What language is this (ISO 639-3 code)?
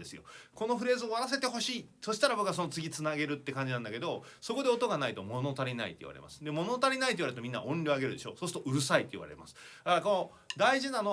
jpn